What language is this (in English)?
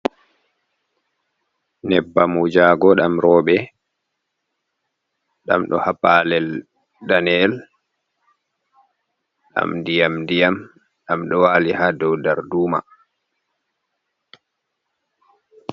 Fula